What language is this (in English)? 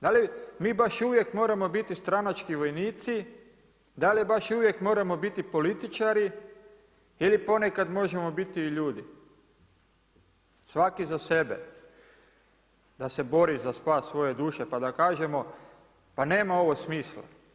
Croatian